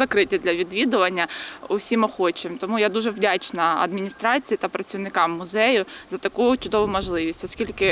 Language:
Ukrainian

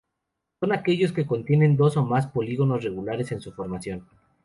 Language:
Spanish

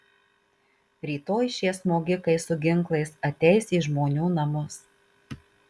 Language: Lithuanian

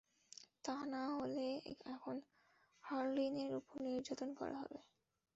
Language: Bangla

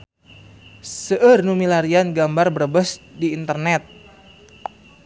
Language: Sundanese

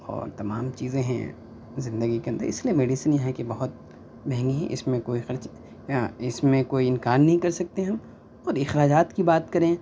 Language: Urdu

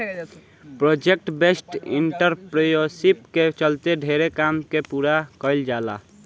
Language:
Bhojpuri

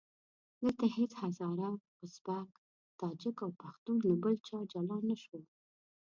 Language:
Pashto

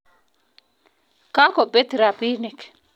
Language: Kalenjin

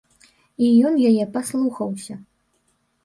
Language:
Belarusian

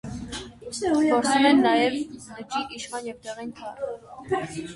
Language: Armenian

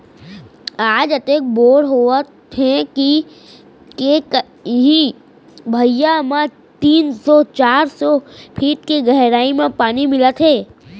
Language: Chhattisgarhi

